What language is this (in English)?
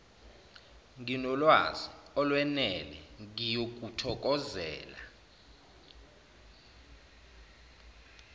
Zulu